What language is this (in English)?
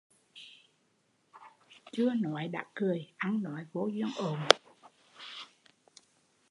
Vietnamese